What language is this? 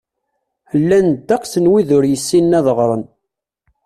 Kabyle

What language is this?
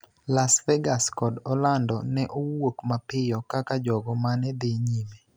Luo (Kenya and Tanzania)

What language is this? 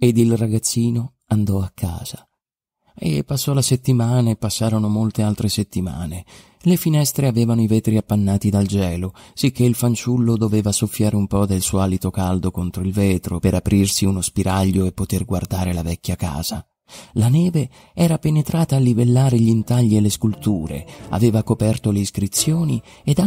Italian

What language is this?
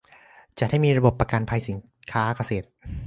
Thai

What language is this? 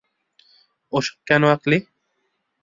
Bangla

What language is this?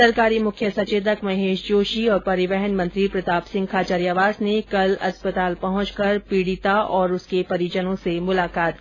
Hindi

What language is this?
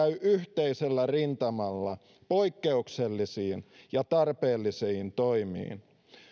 Finnish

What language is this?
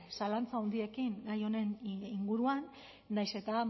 Basque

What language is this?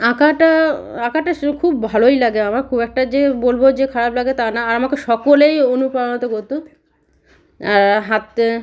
Bangla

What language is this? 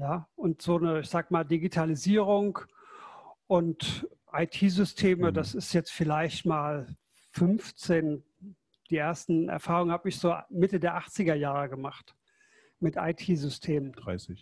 German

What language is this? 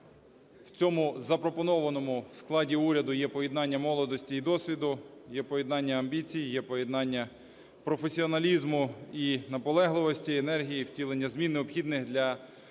Ukrainian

